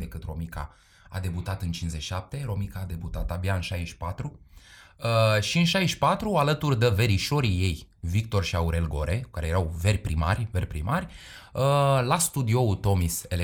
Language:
Romanian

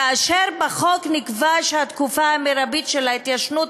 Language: Hebrew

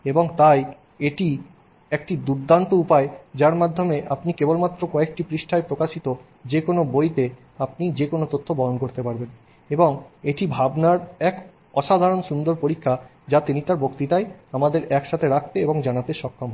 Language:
Bangla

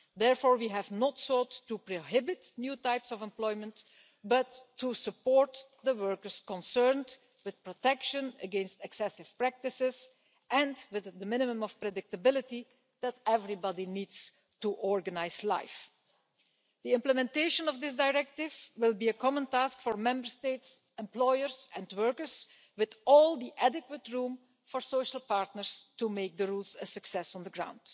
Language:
English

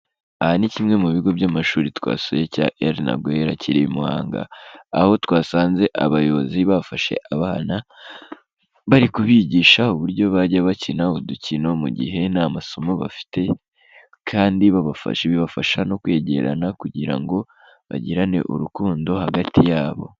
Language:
Kinyarwanda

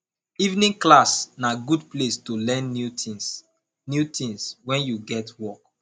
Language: Nigerian Pidgin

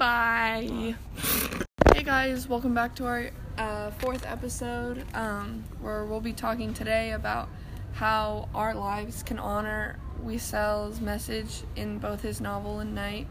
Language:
English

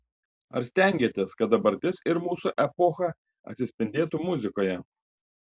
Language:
Lithuanian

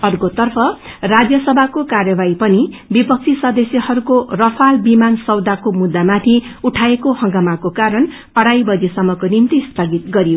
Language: Nepali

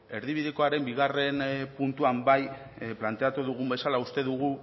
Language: Basque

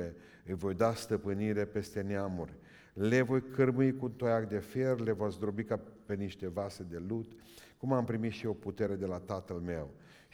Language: Romanian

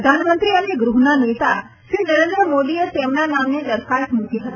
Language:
Gujarati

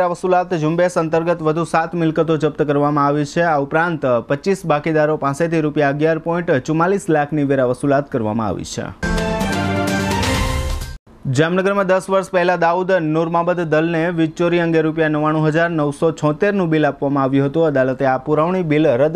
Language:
Hindi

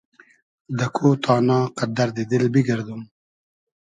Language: Hazaragi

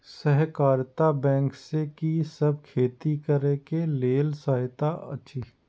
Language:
Maithili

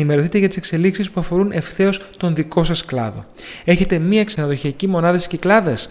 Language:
Greek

